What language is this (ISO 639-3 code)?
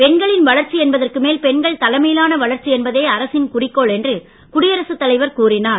tam